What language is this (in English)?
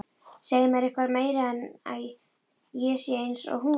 Icelandic